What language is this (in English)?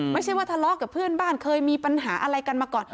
Thai